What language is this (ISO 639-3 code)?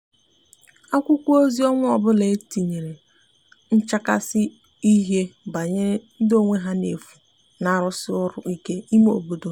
ibo